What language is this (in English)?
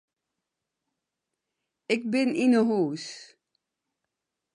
Western Frisian